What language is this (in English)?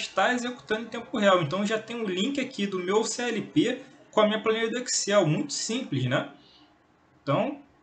Portuguese